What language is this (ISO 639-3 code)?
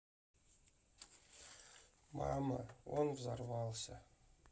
rus